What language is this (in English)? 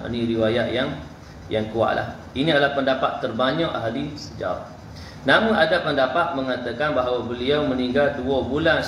Malay